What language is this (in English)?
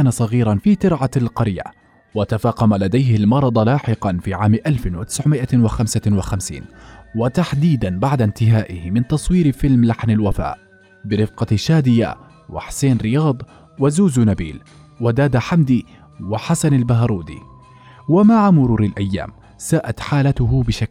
Arabic